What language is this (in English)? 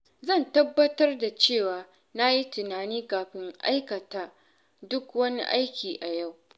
Hausa